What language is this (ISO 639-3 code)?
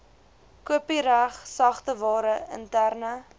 afr